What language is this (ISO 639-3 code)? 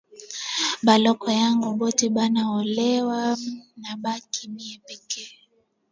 swa